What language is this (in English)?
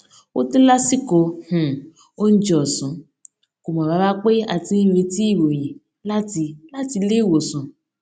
Yoruba